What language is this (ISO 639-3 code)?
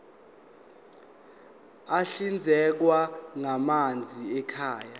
zul